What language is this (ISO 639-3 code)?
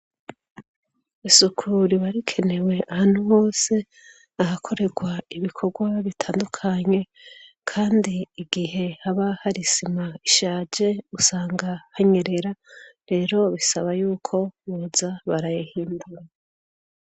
run